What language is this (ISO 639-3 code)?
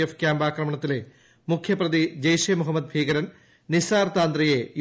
mal